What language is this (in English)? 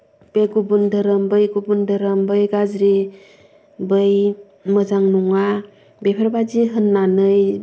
Bodo